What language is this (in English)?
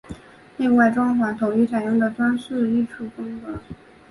Chinese